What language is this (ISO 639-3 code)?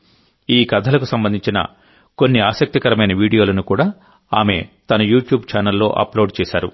tel